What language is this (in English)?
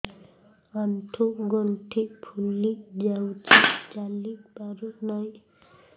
Odia